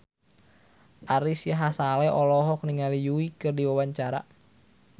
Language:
Sundanese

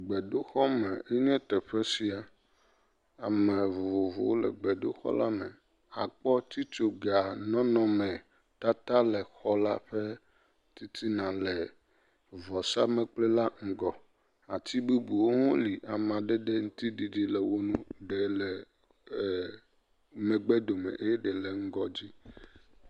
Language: Ewe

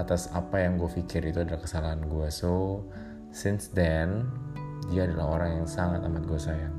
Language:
Indonesian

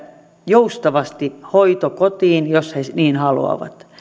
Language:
Finnish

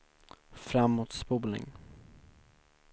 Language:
Swedish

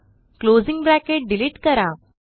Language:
Marathi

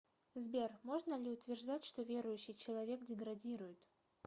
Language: Russian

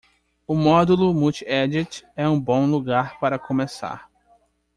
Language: Portuguese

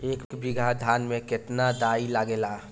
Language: Bhojpuri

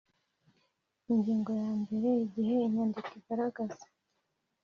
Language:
Kinyarwanda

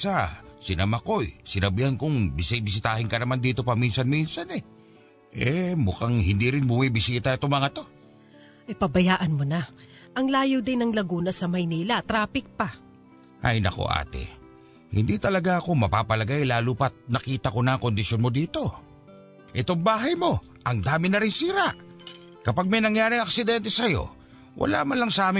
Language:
Filipino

